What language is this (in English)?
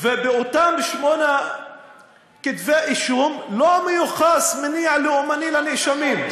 Hebrew